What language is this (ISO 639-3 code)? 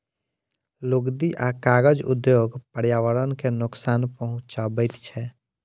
mai